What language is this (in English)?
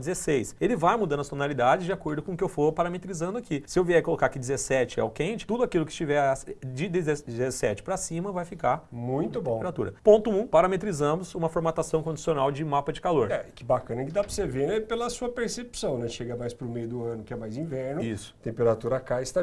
Portuguese